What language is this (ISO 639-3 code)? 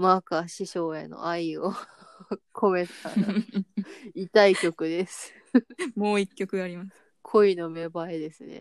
jpn